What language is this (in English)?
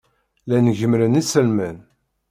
Kabyle